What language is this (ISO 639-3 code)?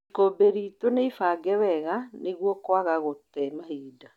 kik